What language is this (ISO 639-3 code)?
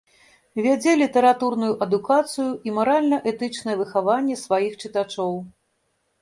bel